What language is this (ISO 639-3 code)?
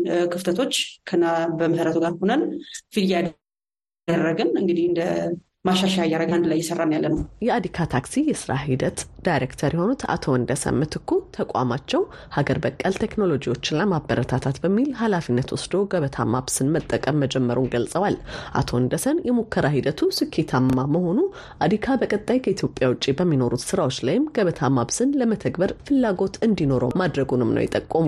amh